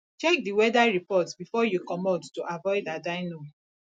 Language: Nigerian Pidgin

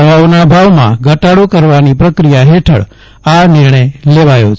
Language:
Gujarati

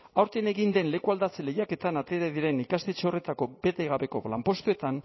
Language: Basque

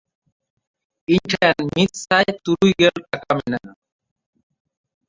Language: Santali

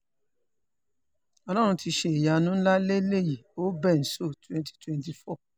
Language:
Yoruba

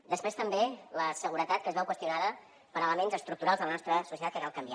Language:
Catalan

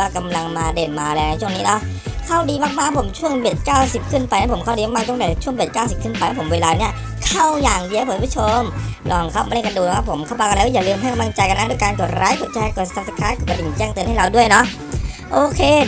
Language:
Thai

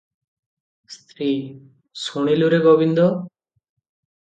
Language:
Odia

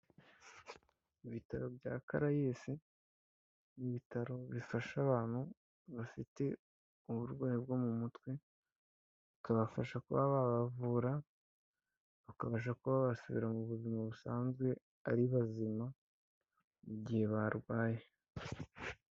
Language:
Kinyarwanda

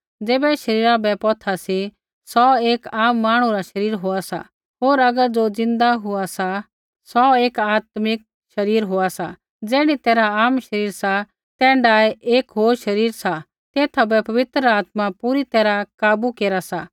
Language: Kullu Pahari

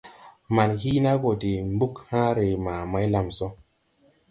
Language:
Tupuri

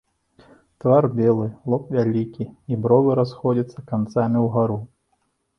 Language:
Belarusian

